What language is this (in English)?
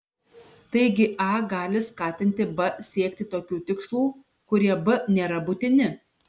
Lithuanian